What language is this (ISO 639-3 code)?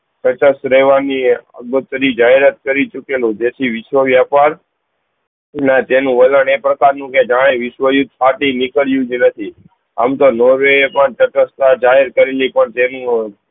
guj